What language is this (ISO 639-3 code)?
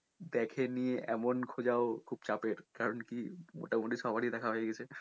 ben